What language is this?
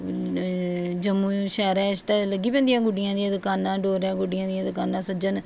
Dogri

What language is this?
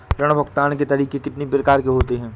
Hindi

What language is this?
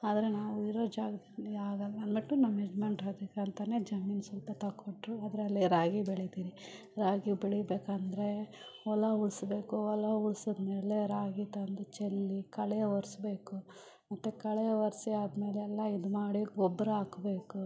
Kannada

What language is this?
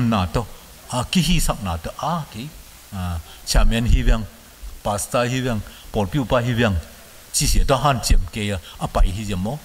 Thai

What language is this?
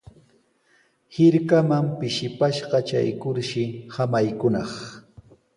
Sihuas Ancash Quechua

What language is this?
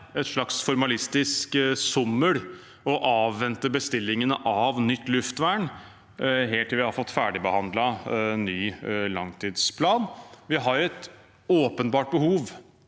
Norwegian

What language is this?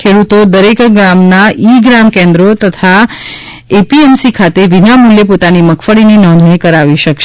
Gujarati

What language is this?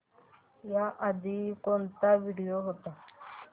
Marathi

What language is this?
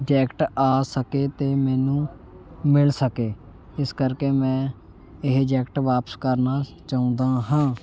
Punjabi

